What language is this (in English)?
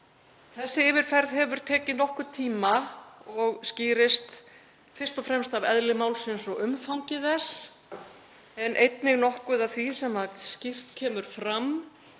Icelandic